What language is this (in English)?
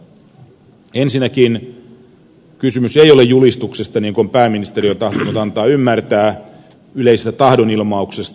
Finnish